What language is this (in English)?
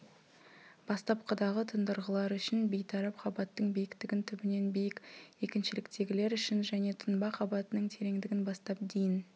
Kazakh